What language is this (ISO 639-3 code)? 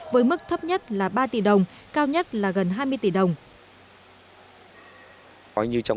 vie